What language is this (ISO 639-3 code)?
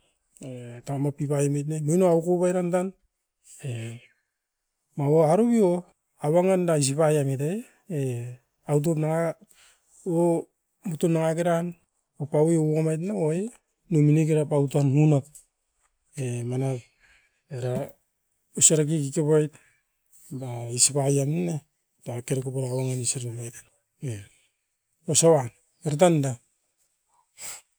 eiv